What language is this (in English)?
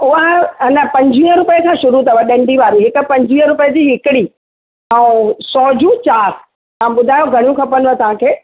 Sindhi